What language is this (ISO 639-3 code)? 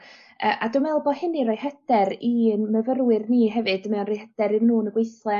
cym